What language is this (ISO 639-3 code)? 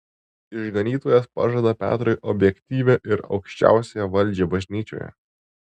lit